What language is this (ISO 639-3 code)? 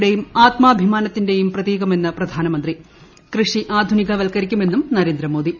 mal